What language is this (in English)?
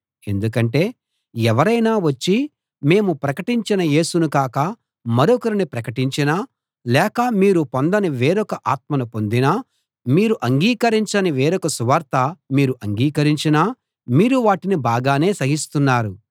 Telugu